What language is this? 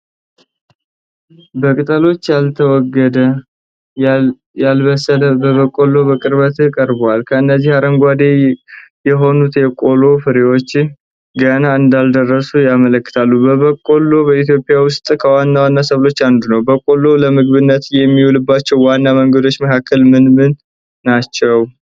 Amharic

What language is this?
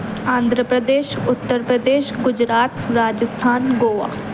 Urdu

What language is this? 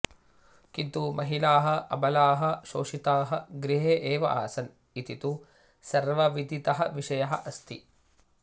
Sanskrit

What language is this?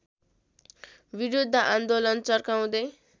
Nepali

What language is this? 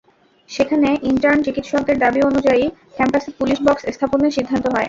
Bangla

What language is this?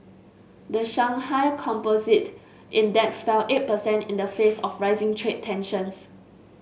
English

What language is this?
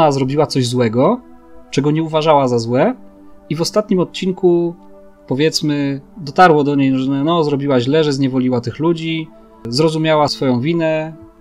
Polish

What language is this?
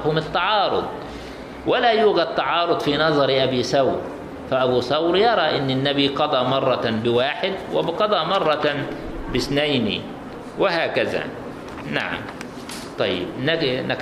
Arabic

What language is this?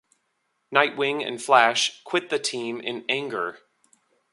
English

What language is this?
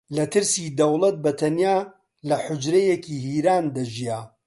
Central Kurdish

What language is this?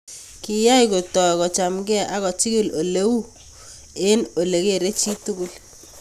Kalenjin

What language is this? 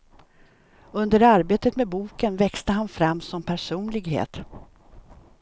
Swedish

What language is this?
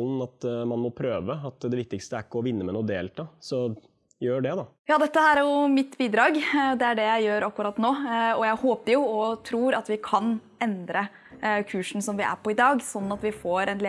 Norwegian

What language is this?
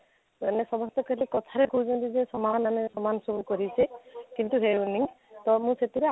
Odia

